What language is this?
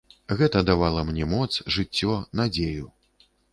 Belarusian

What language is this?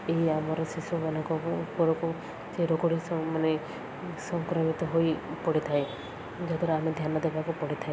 Odia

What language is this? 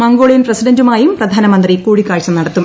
Malayalam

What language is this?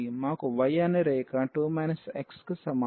Telugu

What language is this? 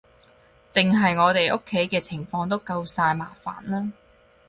Cantonese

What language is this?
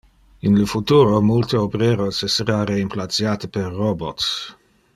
Interlingua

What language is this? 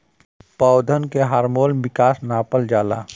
Bhojpuri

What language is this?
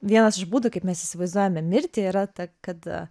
Lithuanian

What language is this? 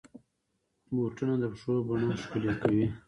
Pashto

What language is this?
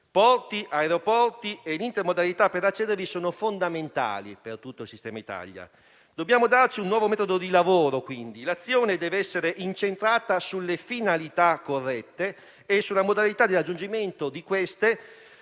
Italian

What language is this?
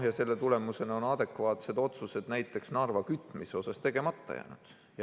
Estonian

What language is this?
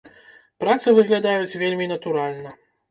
Belarusian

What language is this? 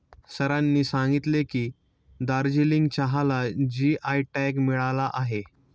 Marathi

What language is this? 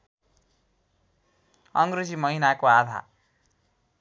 Nepali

